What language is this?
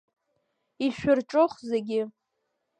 Abkhazian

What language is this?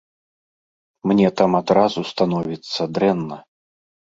Belarusian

